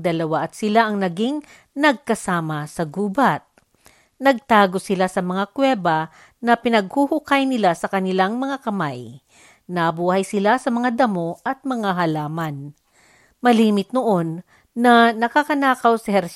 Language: Filipino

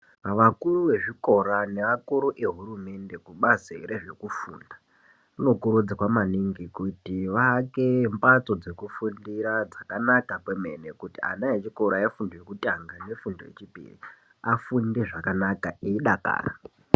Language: Ndau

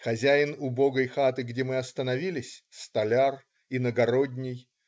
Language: Russian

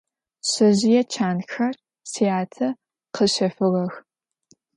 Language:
Adyghe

